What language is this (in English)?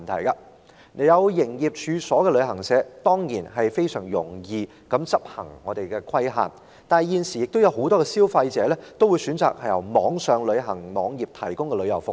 Cantonese